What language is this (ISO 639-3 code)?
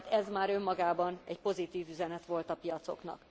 hun